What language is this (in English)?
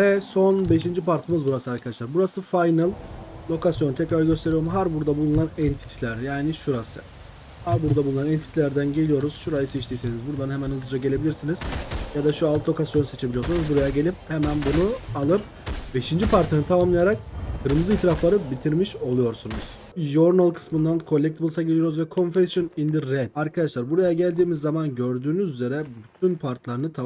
Turkish